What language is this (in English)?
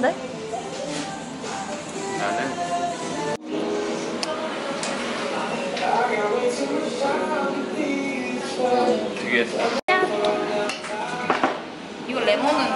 Korean